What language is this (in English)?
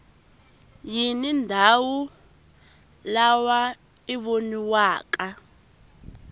Tsonga